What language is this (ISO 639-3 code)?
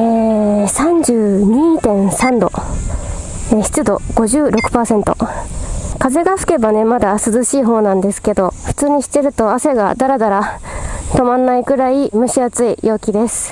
jpn